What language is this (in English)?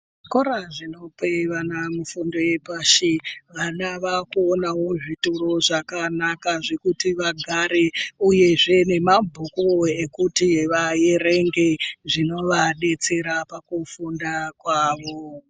Ndau